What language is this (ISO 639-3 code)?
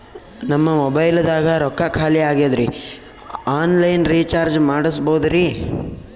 kan